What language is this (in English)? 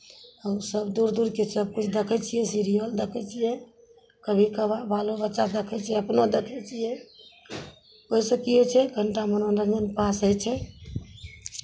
Maithili